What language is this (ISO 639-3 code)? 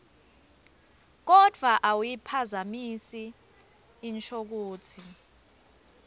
ssw